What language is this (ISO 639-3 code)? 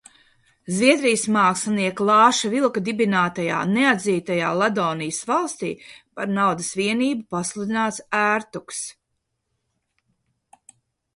lav